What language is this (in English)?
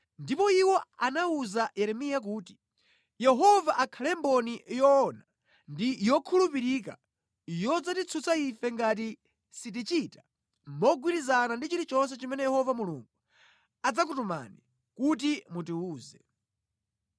Nyanja